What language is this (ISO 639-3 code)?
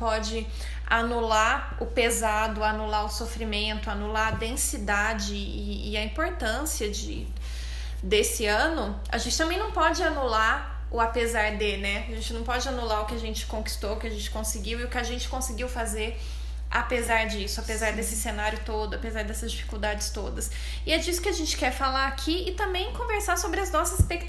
por